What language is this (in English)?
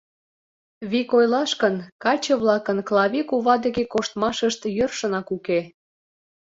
Mari